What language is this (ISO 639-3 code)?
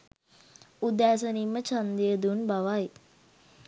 sin